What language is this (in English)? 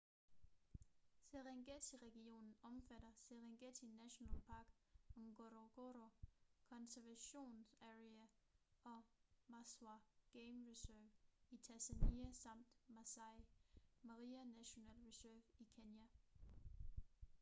Danish